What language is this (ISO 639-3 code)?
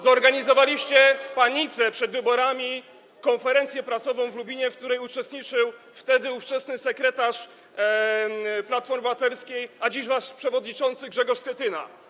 pol